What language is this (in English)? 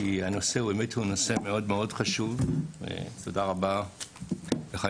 Hebrew